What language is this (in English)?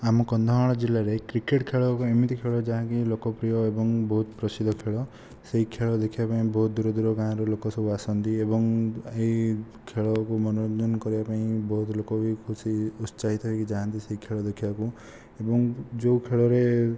Odia